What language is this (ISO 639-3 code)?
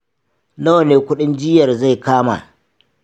hau